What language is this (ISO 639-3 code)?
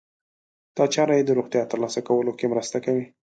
pus